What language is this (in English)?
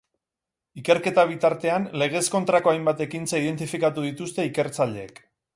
Basque